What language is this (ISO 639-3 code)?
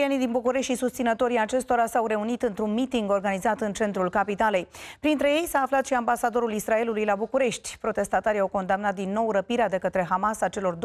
ron